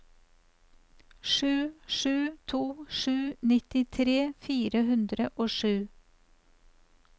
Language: Norwegian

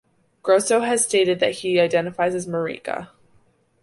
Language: English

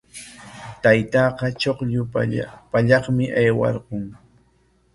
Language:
Corongo Ancash Quechua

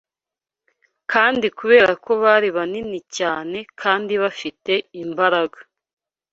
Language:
Kinyarwanda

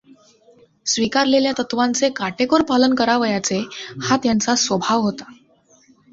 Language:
Marathi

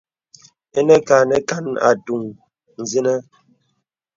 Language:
Bebele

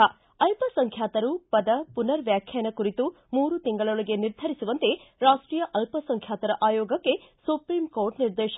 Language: Kannada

